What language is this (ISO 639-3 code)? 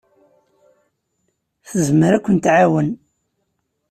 kab